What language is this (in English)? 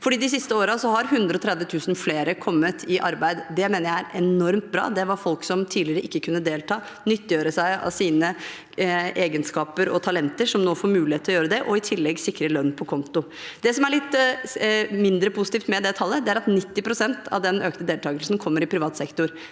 Norwegian